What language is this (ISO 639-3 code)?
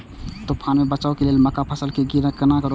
mai